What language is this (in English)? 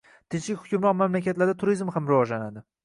Uzbek